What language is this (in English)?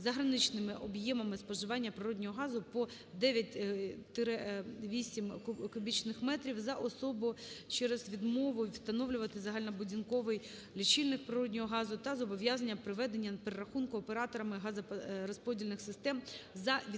Ukrainian